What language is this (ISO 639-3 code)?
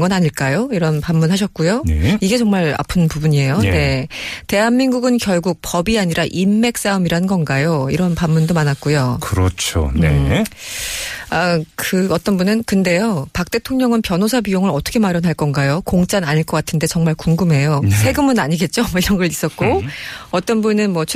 kor